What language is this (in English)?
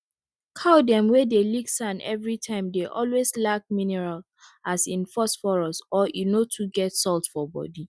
Nigerian Pidgin